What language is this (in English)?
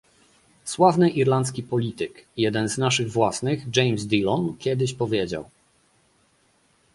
Polish